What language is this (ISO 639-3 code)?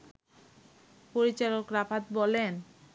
ben